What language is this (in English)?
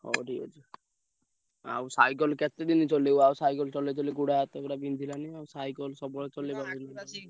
Odia